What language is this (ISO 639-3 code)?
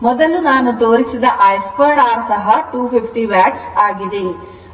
kan